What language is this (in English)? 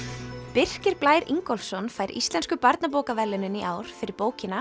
Icelandic